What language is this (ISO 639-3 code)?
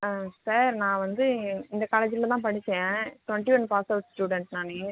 tam